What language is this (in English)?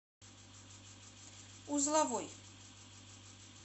Russian